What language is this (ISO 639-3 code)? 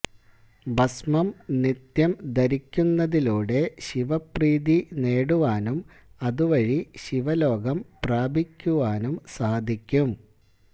mal